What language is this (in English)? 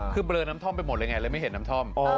Thai